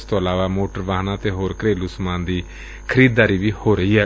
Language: Punjabi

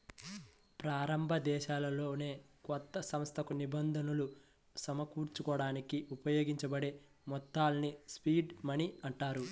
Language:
Telugu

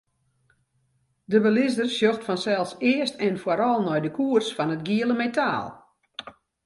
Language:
Western Frisian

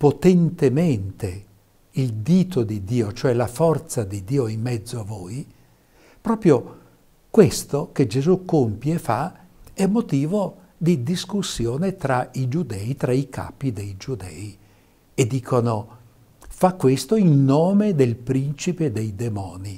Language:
Italian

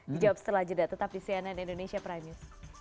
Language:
Indonesian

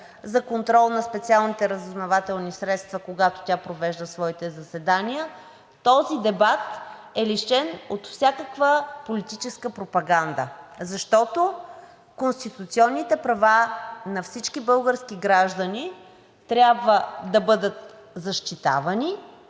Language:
Bulgarian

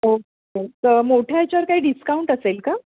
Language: Marathi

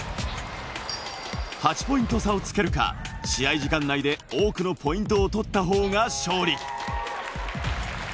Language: Japanese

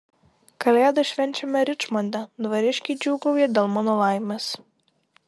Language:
Lithuanian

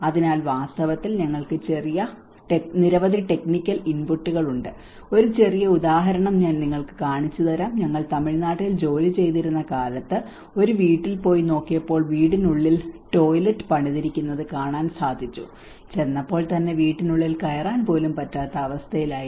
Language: Malayalam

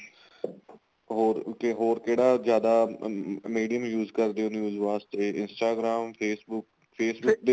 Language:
Punjabi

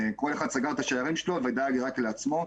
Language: Hebrew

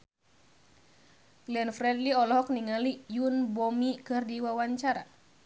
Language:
Sundanese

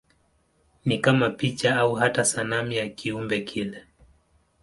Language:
Swahili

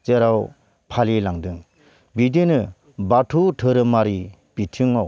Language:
Bodo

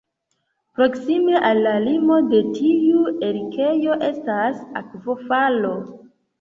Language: Esperanto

